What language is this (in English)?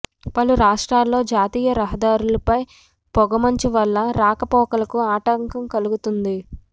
Telugu